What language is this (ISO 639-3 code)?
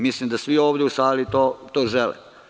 srp